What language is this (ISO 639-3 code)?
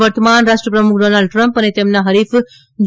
guj